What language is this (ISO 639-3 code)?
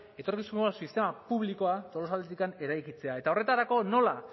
eus